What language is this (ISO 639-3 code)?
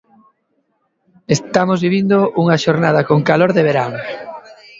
glg